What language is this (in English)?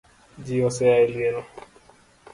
Luo (Kenya and Tanzania)